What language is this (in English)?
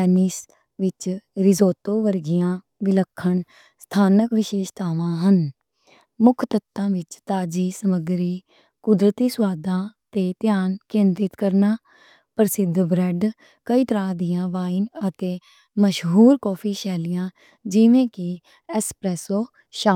Western Panjabi